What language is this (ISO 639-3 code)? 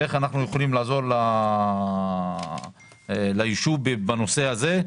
heb